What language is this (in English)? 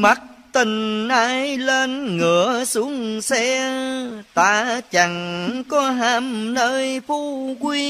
Vietnamese